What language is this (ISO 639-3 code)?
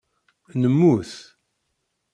kab